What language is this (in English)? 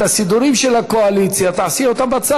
Hebrew